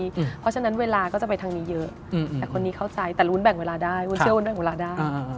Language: Thai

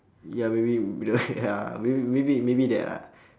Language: English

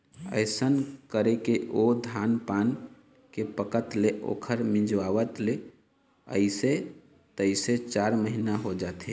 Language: Chhattisgarhi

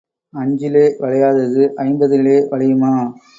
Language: Tamil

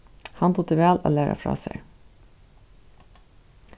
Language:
Faroese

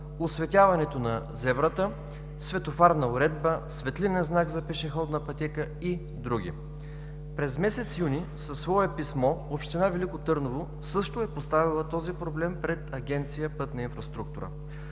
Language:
Bulgarian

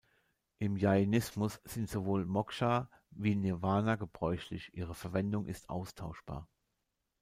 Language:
German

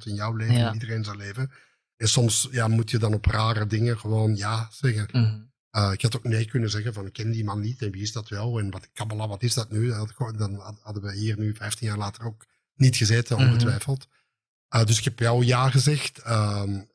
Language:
Dutch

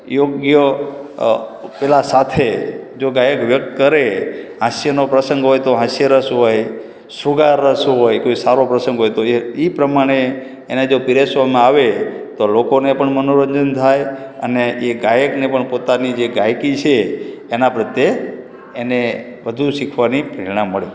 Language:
Gujarati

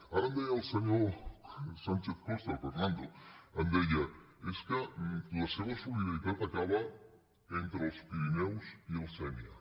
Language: Catalan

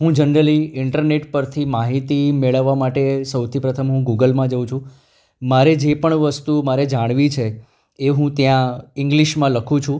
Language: Gujarati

